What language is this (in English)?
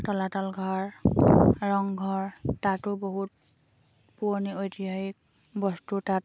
Assamese